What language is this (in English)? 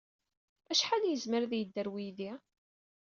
Kabyle